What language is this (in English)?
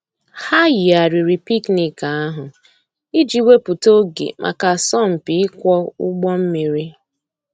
Igbo